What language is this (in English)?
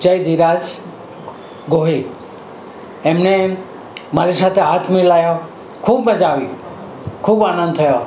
Gujarati